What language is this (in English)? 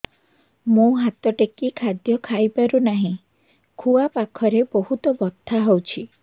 Odia